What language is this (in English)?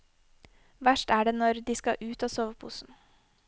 Norwegian